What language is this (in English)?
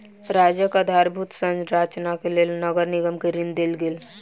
Maithili